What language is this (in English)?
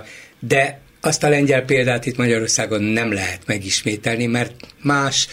Hungarian